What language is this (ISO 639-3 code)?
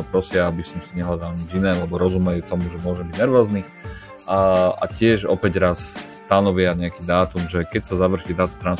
slk